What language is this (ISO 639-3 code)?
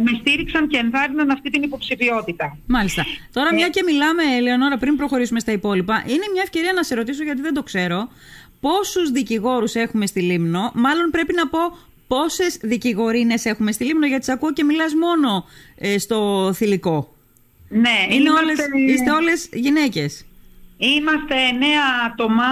ell